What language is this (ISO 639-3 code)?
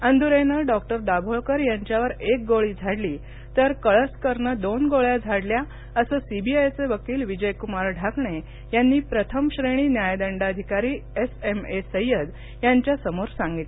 mar